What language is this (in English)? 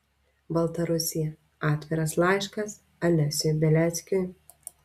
Lithuanian